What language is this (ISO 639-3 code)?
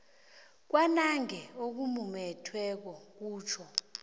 nbl